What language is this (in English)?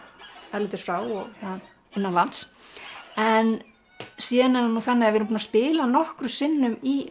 Icelandic